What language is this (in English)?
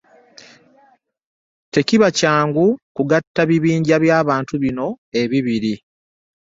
Ganda